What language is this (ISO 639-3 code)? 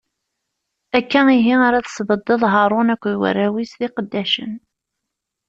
kab